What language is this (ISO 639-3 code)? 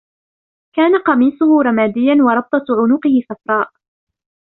ara